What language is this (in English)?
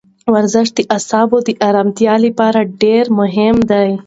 Pashto